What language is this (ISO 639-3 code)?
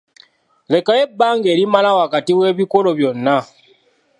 lug